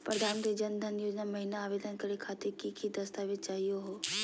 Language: Magahi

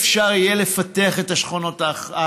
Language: Hebrew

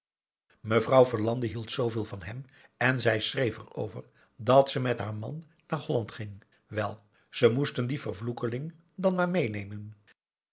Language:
Dutch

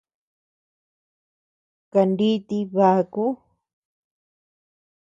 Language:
Tepeuxila Cuicatec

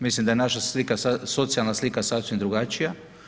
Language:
Croatian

